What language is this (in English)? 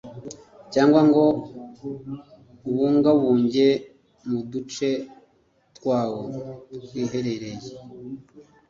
Kinyarwanda